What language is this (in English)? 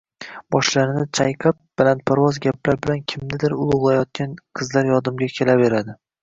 Uzbek